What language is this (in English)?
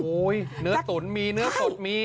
Thai